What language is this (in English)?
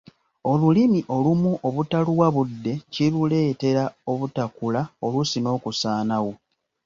Ganda